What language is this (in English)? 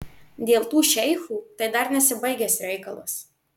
Lithuanian